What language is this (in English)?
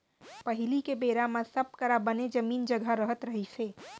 Chhattisgarhi